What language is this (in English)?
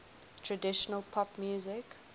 English